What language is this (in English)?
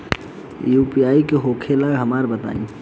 Bhojpuri